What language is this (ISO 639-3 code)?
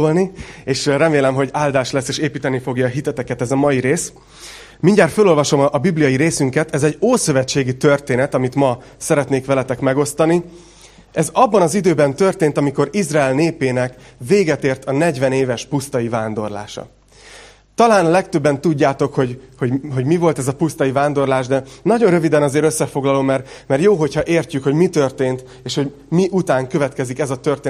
hun